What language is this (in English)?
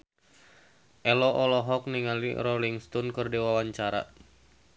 Sundanese